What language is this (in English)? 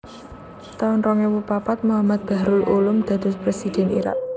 Javanese